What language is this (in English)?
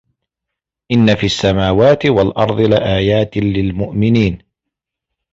Arabic